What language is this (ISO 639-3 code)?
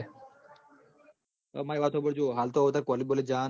guj